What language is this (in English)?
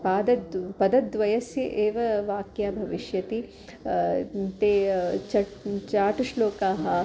Sanskrit